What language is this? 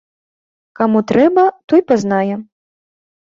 Belarusian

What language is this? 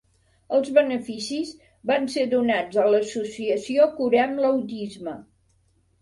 Catalan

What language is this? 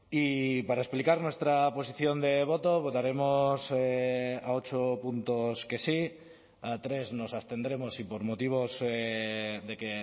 Spanish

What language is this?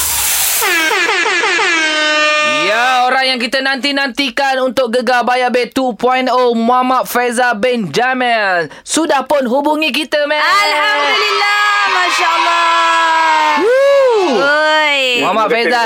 Malay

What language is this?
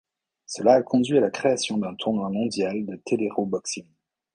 French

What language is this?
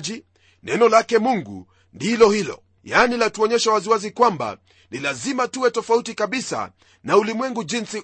Swahili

